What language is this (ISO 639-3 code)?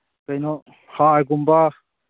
mni